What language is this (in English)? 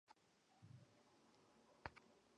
Chinese